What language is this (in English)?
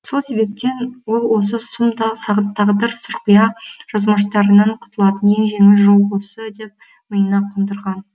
Kazakh